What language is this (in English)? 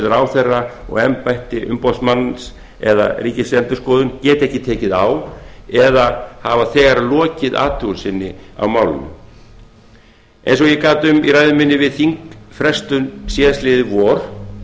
Icelandic